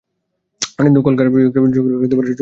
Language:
Bangla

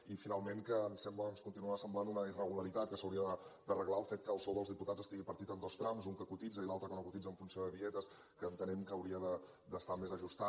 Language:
Catalan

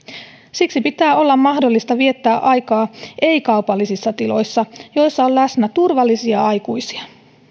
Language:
Finnish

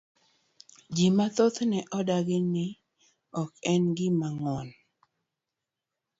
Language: Luo (Kenya and Tanzania)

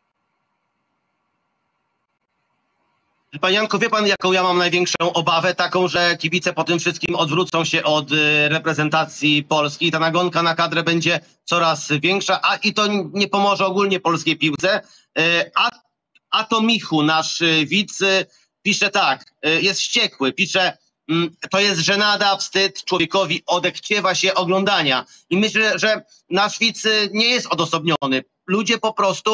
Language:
Polish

